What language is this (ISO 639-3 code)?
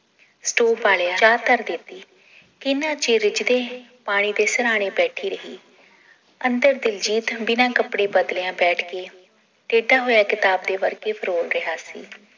pan